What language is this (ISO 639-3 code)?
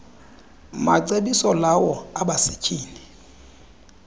xho